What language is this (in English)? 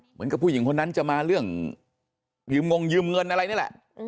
Thai